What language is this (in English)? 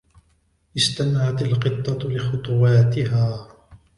Arabic